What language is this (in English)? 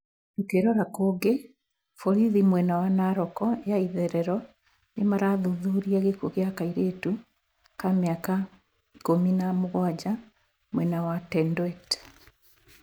Kikuyu